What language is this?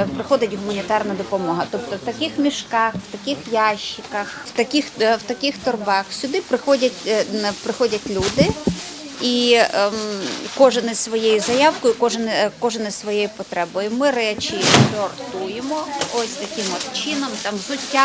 Ukrainian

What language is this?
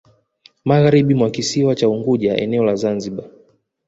Swahili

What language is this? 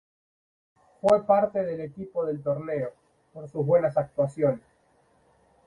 Spanish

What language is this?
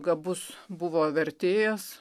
Lithuanian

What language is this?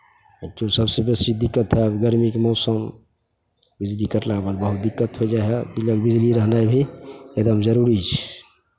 Maithili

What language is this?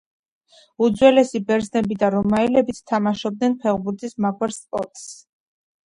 Georgian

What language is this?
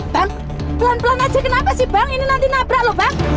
Indonesian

